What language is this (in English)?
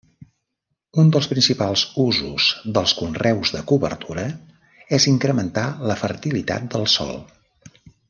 Catalan